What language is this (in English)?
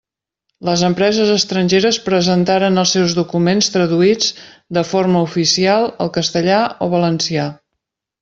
Catalan